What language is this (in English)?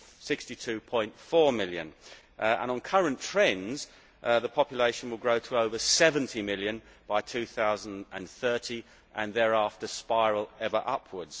English